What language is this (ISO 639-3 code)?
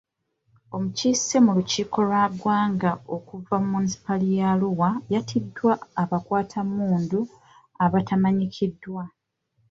lug